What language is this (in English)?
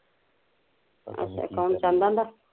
Punjabi